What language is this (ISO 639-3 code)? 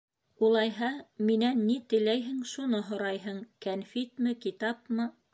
bak